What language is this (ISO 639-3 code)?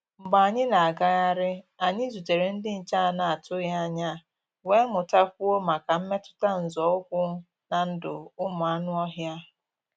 ibo